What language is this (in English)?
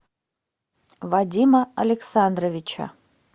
Russian